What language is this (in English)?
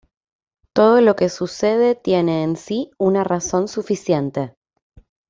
Spanish